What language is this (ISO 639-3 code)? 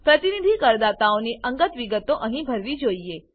guj